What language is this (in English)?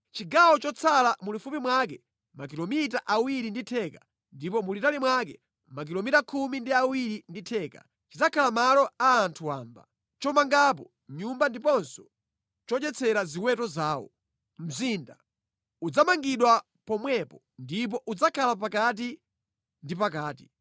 Nyanja